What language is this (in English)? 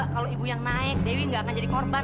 Indonesian